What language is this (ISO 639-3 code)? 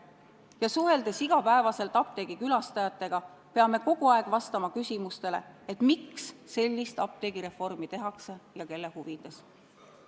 est